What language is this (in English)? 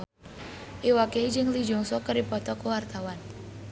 Sundanese